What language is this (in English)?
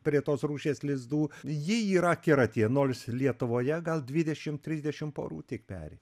Lithuanian